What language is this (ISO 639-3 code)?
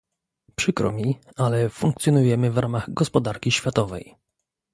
pol